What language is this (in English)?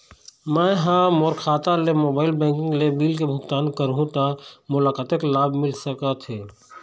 Chhattisgarhi